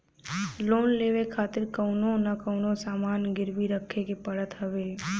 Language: Bhojpuri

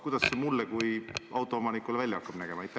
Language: Estonian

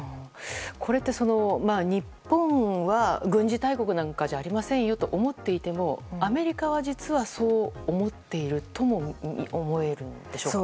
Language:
Japanese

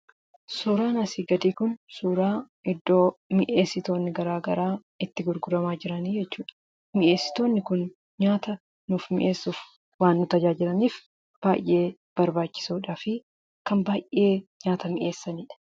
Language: Oromo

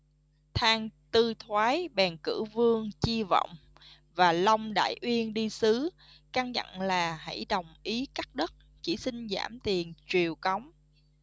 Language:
Vietnamese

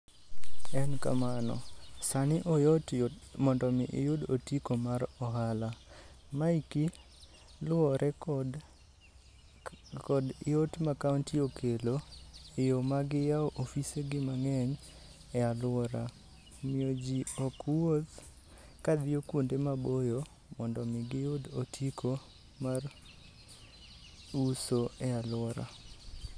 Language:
Luo (Kenya and Tanzania)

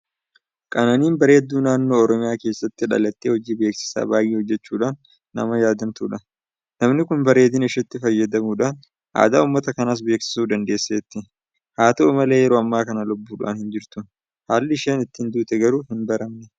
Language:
Oromo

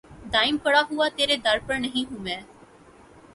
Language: Urdu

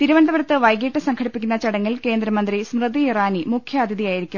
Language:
Malayalam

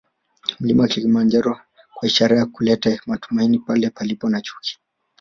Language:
Swahili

